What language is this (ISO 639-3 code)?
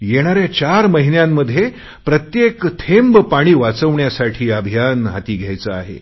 mar